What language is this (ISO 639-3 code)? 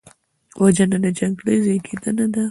pus